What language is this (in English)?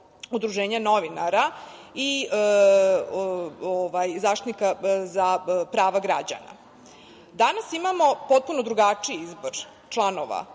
Serbian